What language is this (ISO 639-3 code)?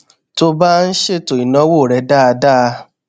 yor